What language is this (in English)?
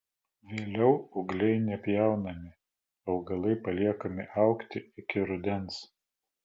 Lithuanian